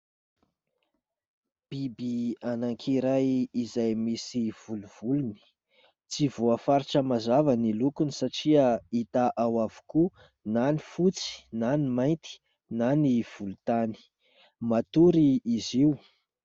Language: Malagasy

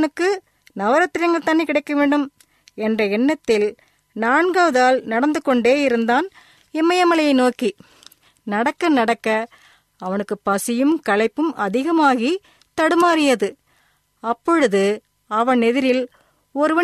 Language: Tamil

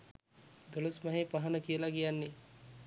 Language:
Sinhala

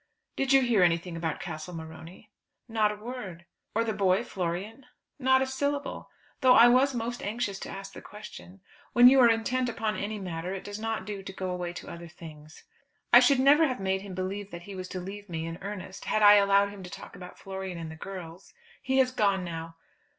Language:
English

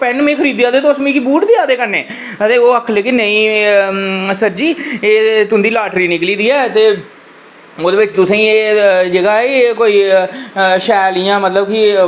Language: Dogri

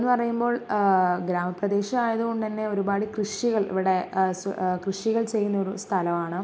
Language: Malayalam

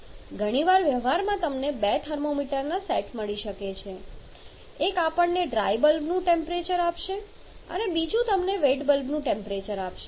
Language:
Gujarati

